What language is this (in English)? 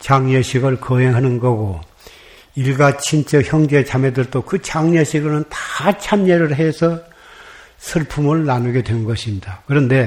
Korean